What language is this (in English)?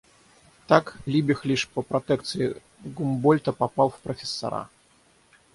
Russian